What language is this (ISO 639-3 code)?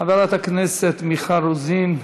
heb